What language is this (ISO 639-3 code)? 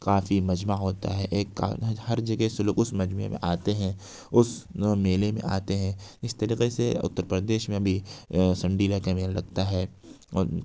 urd